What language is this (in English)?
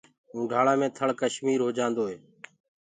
Gurgula